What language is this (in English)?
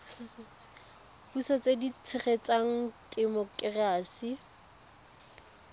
Tswana